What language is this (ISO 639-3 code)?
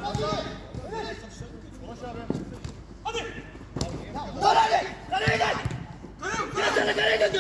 tur